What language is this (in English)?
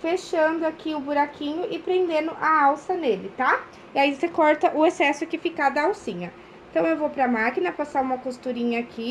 Portuguese